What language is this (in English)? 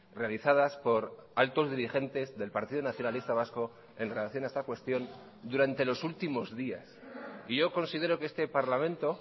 Spanish